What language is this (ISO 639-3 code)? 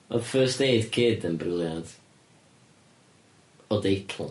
cym